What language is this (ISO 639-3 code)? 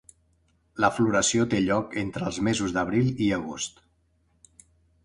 cat